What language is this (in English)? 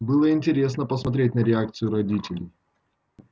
Russian